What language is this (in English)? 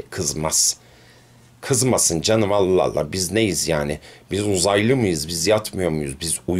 Turkish